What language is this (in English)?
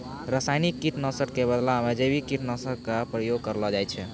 Maithili